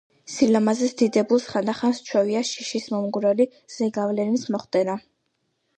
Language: Georgian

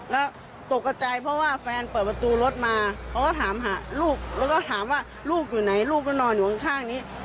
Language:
Thai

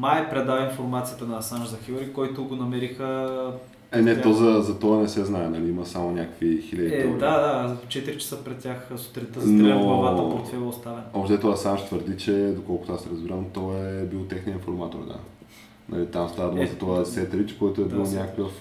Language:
Bulgarian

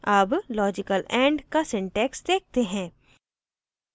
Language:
Hindi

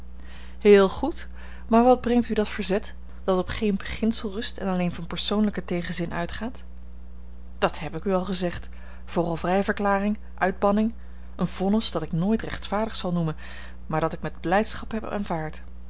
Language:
Dutch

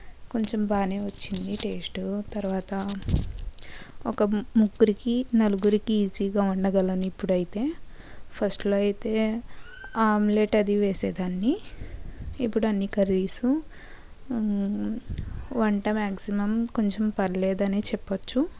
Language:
Telugu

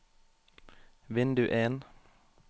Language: Norwegian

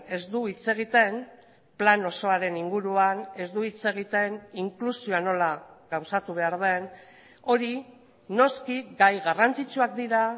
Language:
Basque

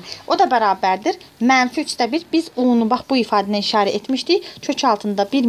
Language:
Turkish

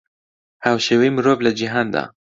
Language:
Central Kurdish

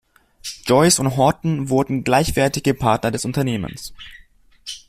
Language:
German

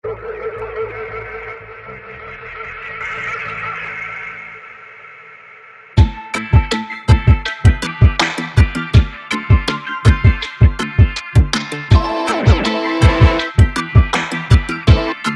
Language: Ukrainian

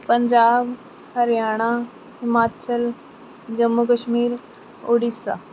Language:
Punjabi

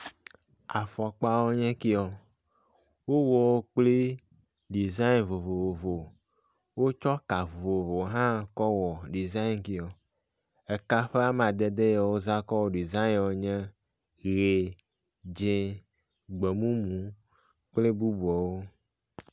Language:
Ewe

